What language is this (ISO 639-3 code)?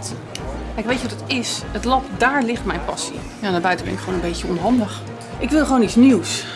nld